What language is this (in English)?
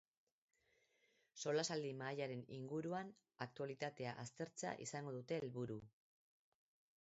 Basque